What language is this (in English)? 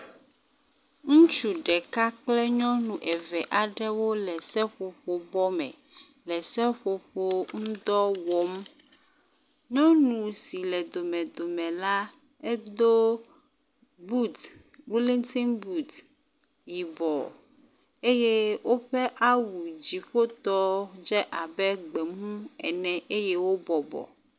Ewe